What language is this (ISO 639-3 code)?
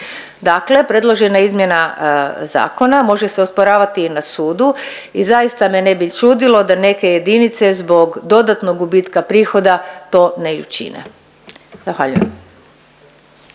hrv